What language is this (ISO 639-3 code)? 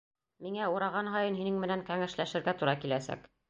bak